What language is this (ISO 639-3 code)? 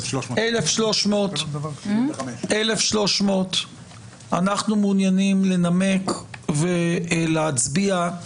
heb